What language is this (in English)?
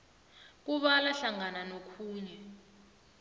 South Ndebele